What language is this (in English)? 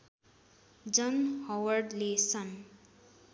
Nepali